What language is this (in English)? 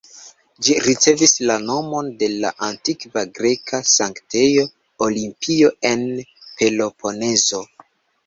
Esperanto